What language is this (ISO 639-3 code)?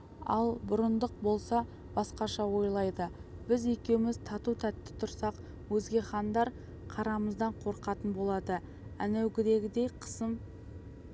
kaz